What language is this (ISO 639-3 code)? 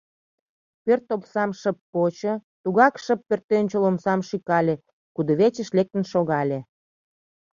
chm